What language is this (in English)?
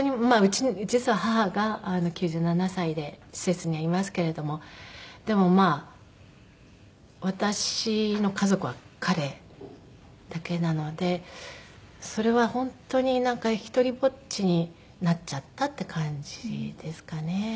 Japanese